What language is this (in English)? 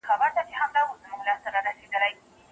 Pashto